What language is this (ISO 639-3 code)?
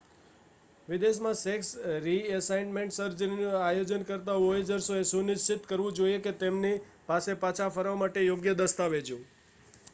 guj